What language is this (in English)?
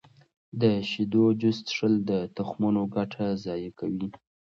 Pashto